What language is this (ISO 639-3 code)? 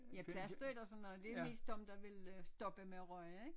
dan